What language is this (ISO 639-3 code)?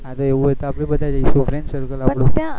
guj